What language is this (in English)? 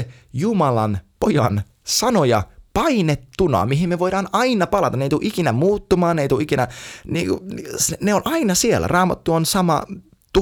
Finnish